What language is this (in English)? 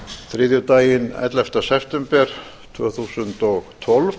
Icelandic